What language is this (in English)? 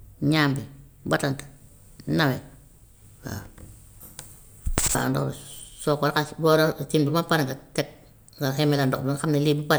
Gambian Wolof